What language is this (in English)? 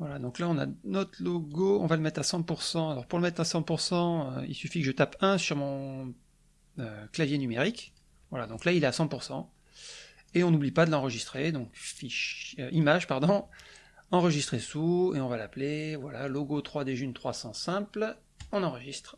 French